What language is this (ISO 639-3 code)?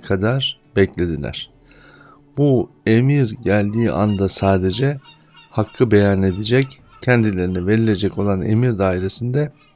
tur